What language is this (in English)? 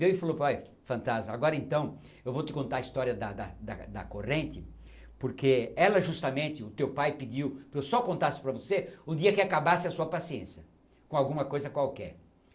Portuguese